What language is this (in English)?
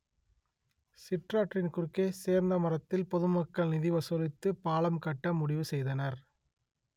Tamil